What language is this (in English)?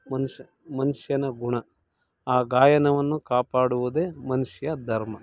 Kannada